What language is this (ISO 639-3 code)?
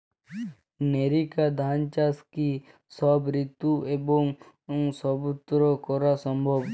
ben